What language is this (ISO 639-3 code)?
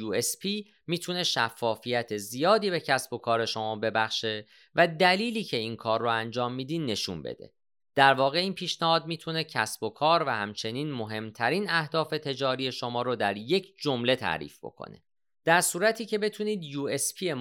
fas